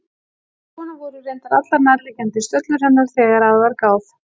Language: Icelandic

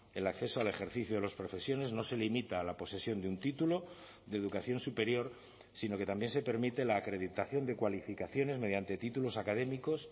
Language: Spanish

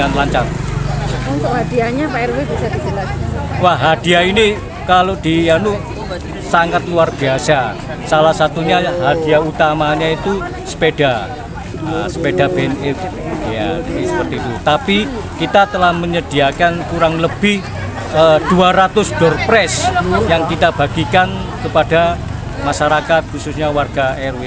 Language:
Indonesian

